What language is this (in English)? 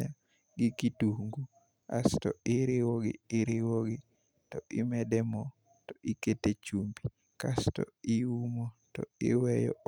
Luo (Kenya and Tanzania)